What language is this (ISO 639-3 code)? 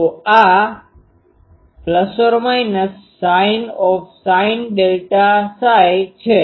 guj